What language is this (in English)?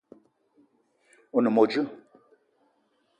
Eton (Cameroon)